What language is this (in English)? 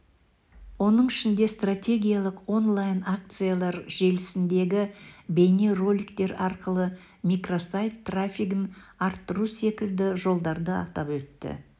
Kazakh